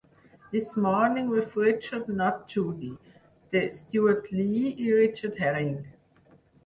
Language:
Catalan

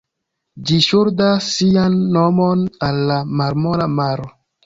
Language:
Esperanto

